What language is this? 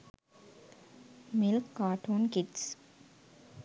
Sinhala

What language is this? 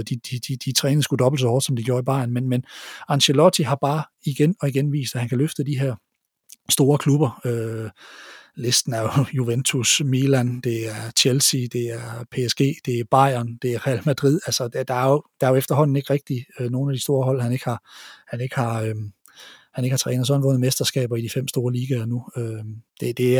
Danish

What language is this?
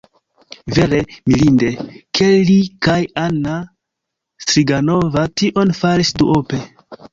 Esperanto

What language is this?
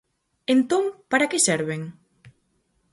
Galician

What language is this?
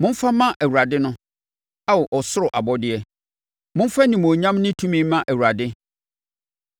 Akan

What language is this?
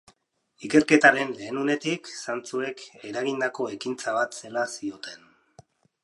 Basque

